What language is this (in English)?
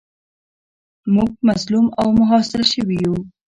Pashto